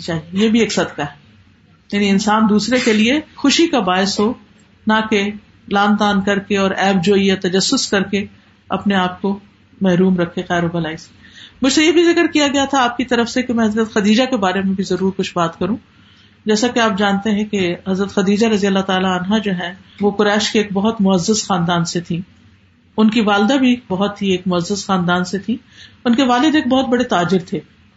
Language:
Urdu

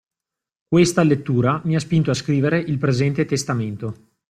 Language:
Italian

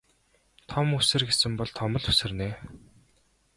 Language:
Mongolian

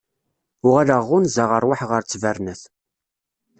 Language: Kabyle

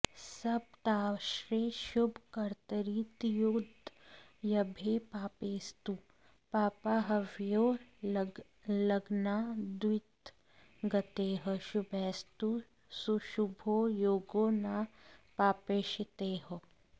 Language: Sanskrit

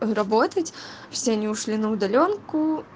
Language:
Russian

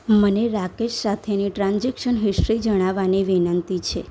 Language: Gujarati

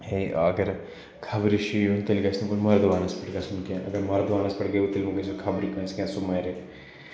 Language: Kashmiri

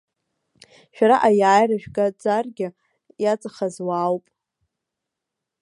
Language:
Abkhazian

